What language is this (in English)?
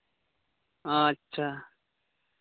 Santali